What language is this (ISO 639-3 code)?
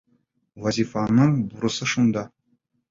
bak